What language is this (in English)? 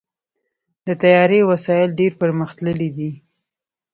Pashto